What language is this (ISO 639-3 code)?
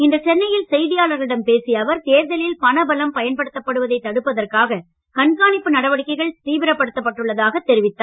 tam